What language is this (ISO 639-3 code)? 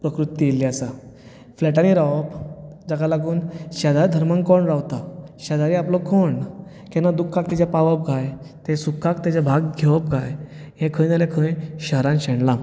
kok